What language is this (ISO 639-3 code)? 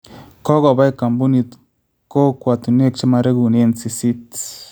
kln